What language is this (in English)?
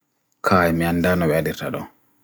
Bagirmi Fulfulde